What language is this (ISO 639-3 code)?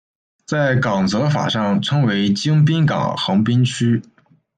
zho